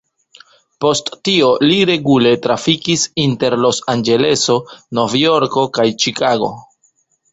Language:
Esperanto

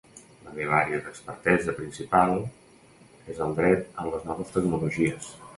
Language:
Catalan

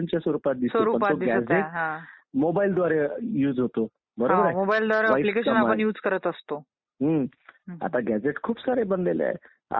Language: Marathi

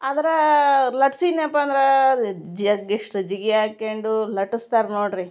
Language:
Kannada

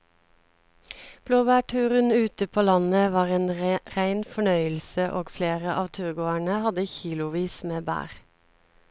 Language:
Norwegian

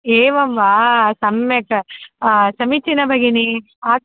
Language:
Sanskrit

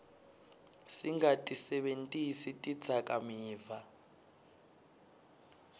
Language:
Swati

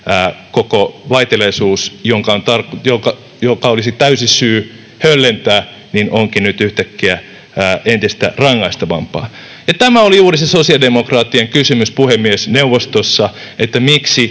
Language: Finnish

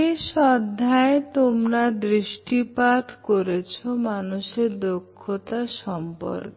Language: Bangla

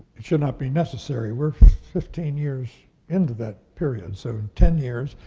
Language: English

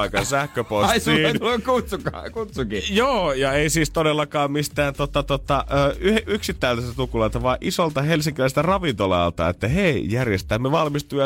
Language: Finnish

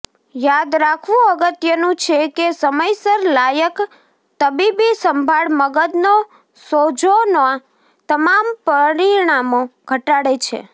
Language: Gujarati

